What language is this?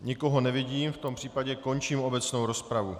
Czech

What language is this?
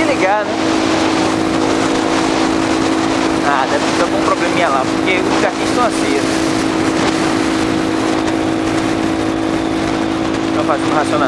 Portuguese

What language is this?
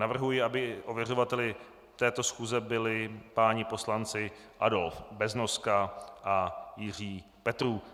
Czech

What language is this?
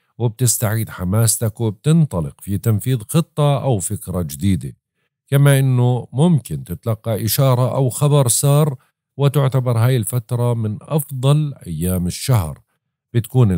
Arabic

